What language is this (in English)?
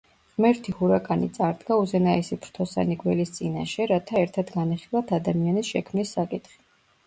Georgian